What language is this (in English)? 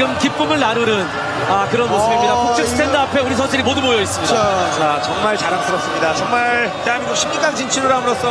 Korean